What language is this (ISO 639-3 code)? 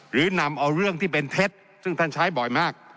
tha